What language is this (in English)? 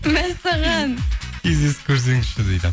Kazakh